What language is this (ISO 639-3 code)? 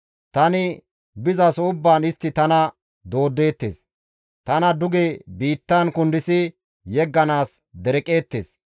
gmv